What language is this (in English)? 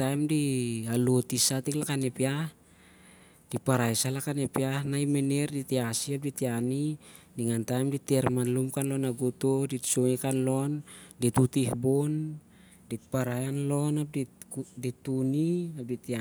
Siar-Lak